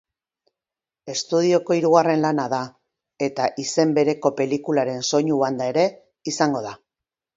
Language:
Basque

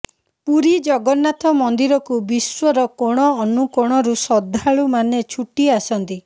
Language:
Odia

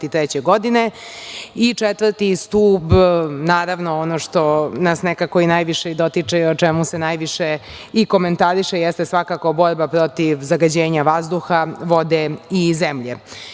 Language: Serbian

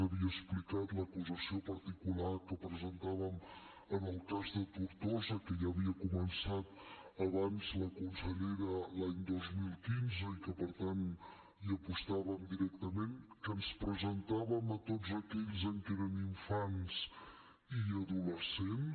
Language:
Catalan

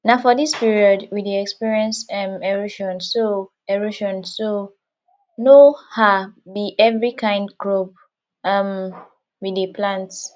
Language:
Nigerian Pidgin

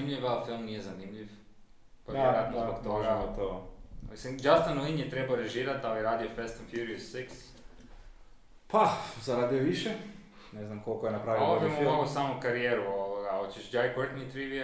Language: Croatian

